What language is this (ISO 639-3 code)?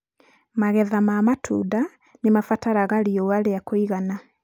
kik